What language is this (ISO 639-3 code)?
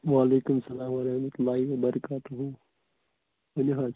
kas